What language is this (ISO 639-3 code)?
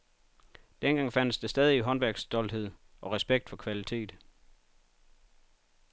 dan